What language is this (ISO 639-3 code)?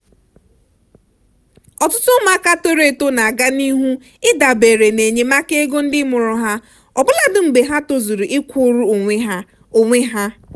ibo